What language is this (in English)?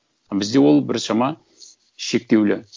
Kazakh